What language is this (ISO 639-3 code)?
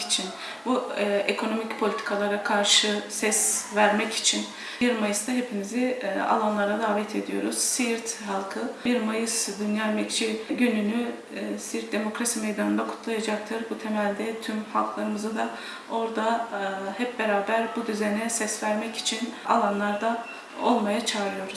tur